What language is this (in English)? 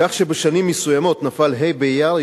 Hebrew